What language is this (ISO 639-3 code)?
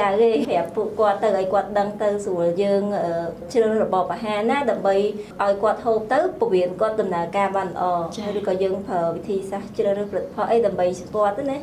vie